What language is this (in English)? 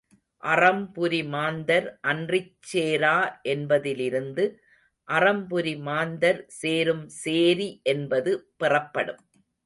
Tamil